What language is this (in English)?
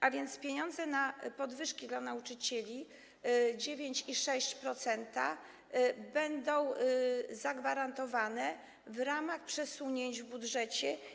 Polish